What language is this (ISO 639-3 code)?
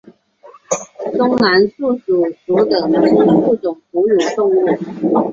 zho